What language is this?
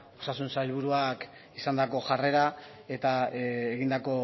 Basque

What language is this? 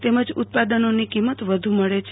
Gujarati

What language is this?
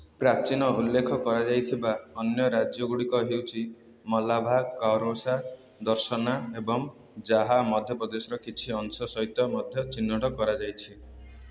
Odia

